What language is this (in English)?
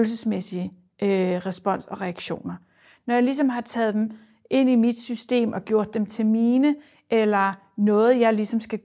Danish